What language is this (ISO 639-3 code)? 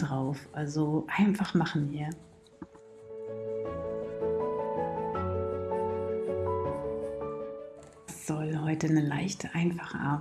deu